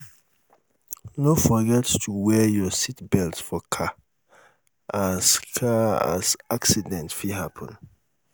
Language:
Nigerian Pidgin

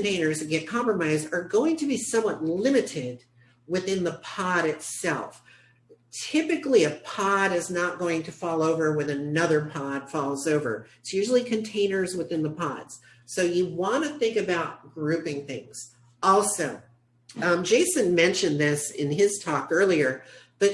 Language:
English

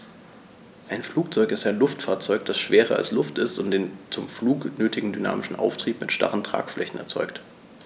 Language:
German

